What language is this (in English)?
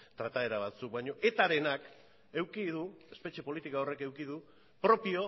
Basque